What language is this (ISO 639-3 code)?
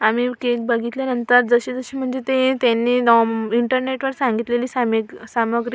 mar